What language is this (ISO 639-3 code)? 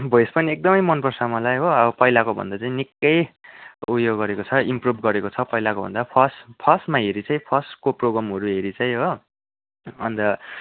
nep